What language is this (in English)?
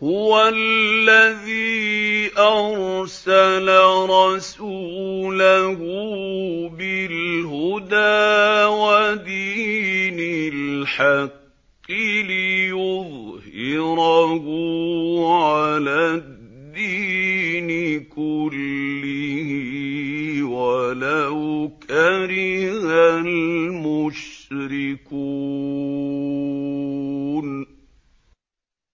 Arabic